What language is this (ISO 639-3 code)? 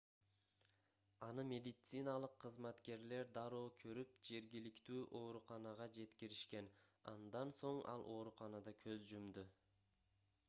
kir